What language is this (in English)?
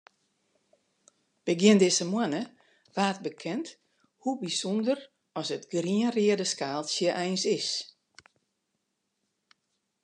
Western Frisian